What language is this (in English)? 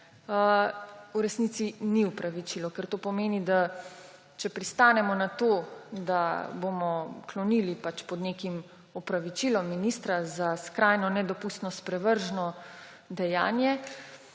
Slovenian